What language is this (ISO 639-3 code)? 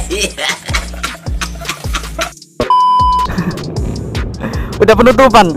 ind